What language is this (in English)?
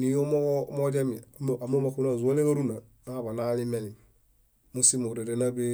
Bayot